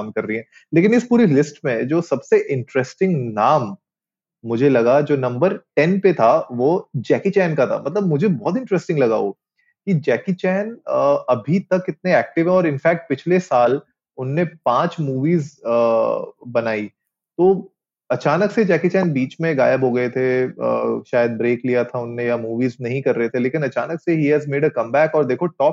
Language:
Hindi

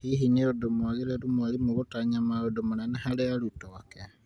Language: Kikuyu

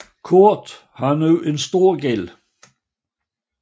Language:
Danish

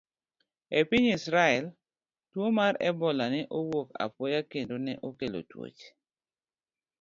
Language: Luo (Kenya and Tanzania)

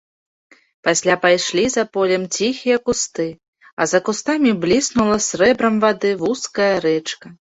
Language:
Belarusian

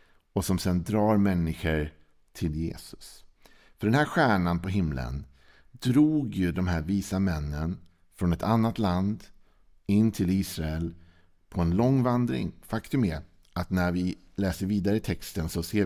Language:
Swedish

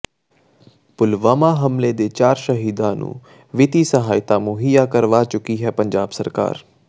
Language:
Punjabi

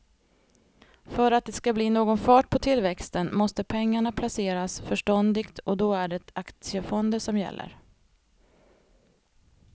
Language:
Swedish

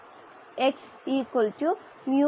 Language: Malayalam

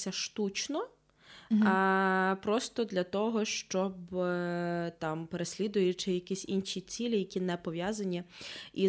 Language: Ukrainian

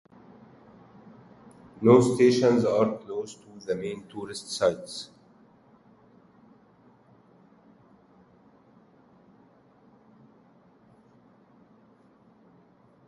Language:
English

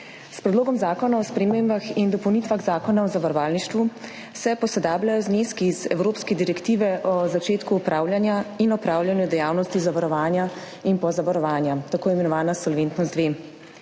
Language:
Slovenian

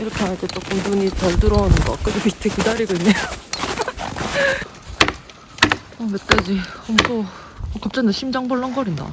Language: Korean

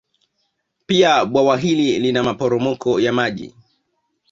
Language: Swahili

